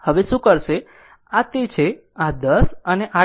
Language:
Gujarati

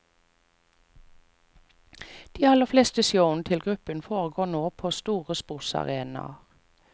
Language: Norwegian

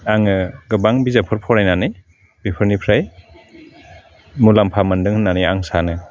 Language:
Bodo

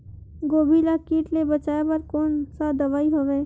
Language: Chhattisgarhi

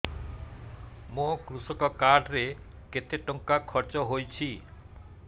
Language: Odia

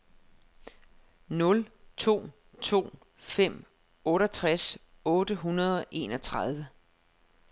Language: Danish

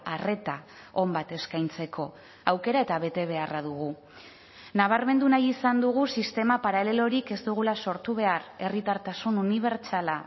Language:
Basque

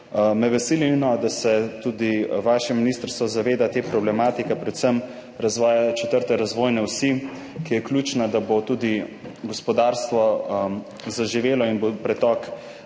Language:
Slovenian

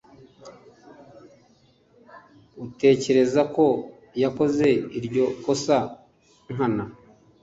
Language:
Kinyarwanda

